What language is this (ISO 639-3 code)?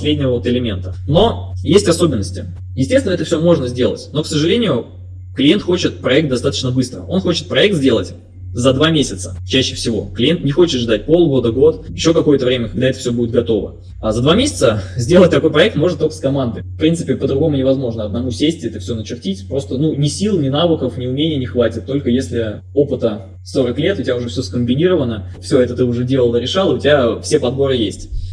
rus